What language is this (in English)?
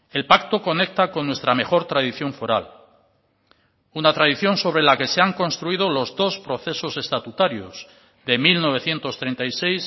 Spanish